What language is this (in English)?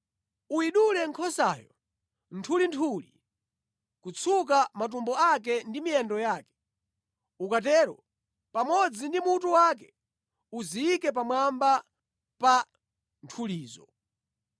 Nyanja